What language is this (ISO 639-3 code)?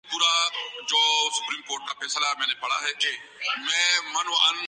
urd